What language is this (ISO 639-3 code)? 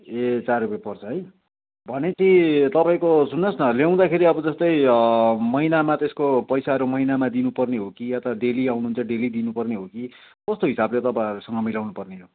nep